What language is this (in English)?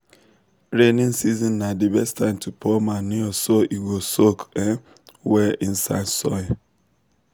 Nigerian Pidgin